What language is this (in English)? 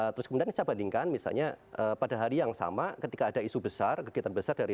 Indonesian